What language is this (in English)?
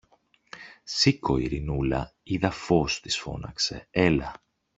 Greek